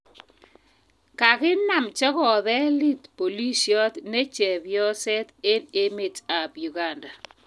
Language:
Kalenjin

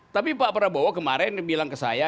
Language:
Indonesian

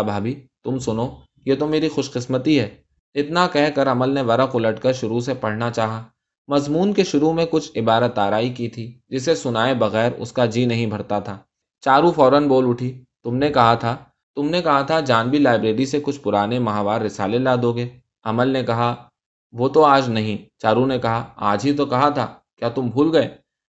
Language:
Urdu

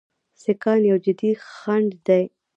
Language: Pashto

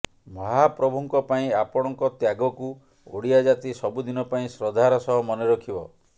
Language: Odia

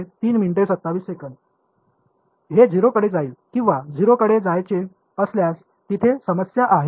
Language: Marathi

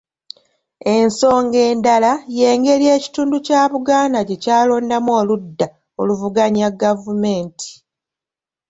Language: Ganda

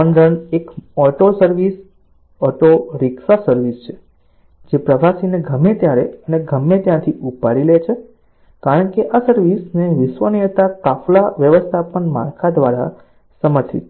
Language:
Gujarati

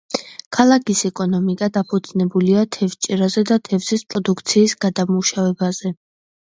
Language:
Georgian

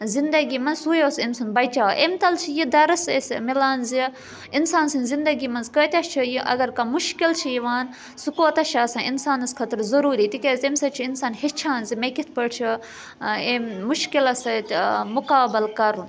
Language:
Kashmiri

